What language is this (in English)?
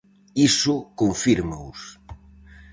Galician